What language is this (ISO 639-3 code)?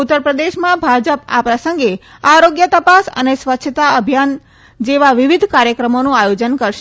guj